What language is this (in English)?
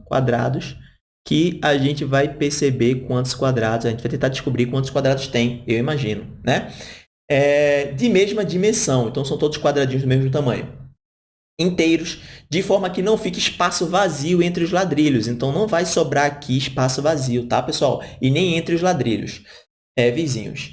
Portuguese